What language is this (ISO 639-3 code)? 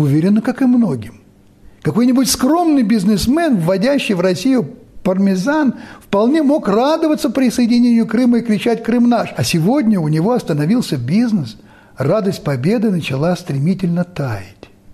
rus